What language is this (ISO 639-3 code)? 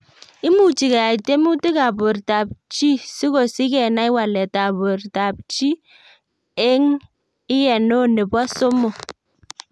kln